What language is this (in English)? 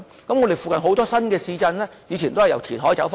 Cantonese